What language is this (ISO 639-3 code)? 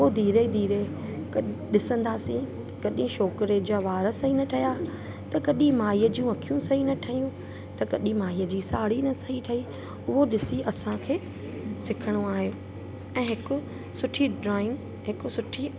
snd